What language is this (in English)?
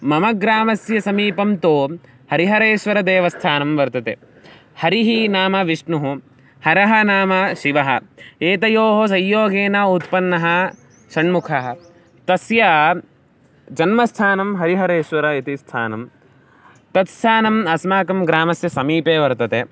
Sanskrit